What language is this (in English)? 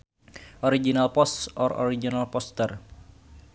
Sundanese